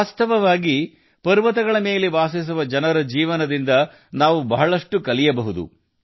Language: Kannada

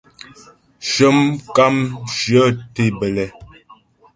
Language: Ghomala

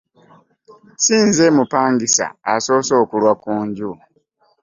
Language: Ganda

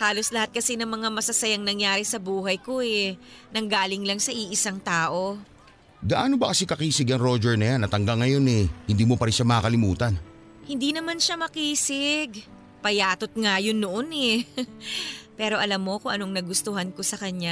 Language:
Filipino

